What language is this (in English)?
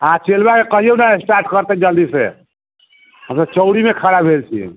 Maithili